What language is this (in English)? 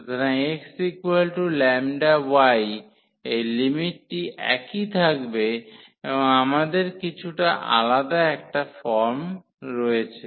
Bangla